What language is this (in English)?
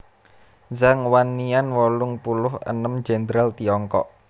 Javanese